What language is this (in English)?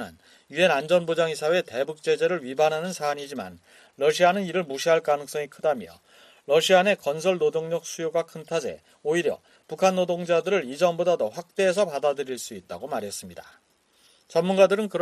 Korean